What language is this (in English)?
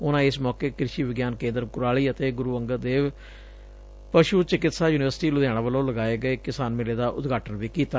Punjabi